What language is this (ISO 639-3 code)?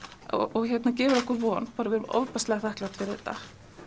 isl